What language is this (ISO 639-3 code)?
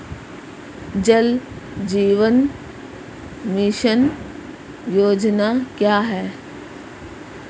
hin